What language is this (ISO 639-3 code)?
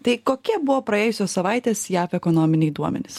lit